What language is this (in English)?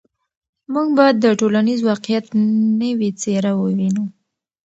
Pashto